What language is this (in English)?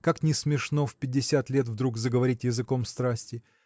Russian